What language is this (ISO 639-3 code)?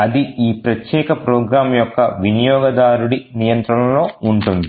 tel